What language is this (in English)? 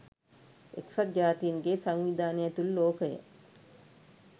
Sinhala